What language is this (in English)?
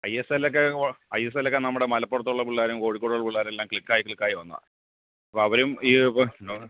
Malayalam